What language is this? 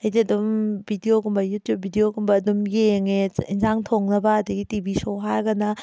Manipuri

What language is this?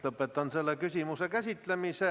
Estonian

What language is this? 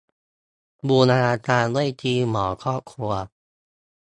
Thai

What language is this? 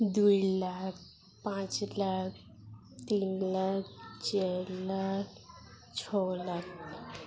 Odia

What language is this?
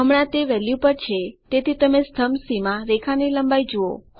Gujarati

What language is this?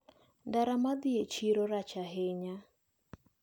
Luo (Kenya and Tanzania)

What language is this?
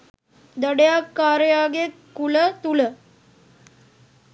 Sinhala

